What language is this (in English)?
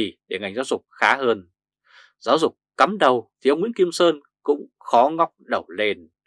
Vietnamese